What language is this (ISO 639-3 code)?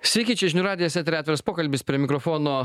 lit